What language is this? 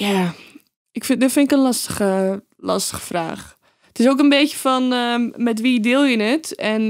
Dutch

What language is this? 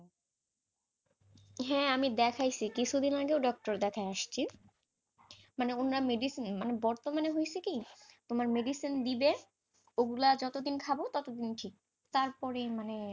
Bangla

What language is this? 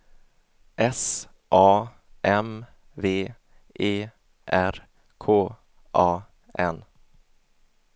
Swedish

